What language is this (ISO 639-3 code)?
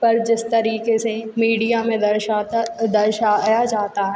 hin